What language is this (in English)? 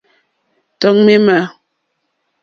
Mokpwe